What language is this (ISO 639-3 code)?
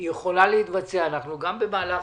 heb